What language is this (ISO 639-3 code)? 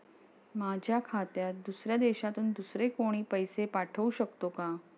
mar